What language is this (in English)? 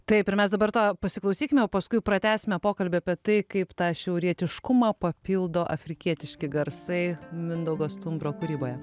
Lithuanian